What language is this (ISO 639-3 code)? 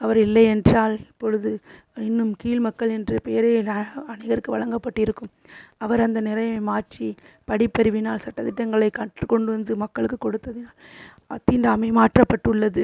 tam